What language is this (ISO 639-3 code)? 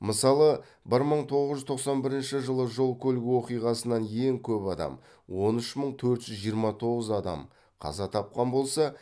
kaz